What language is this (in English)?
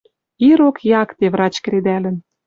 Western Mari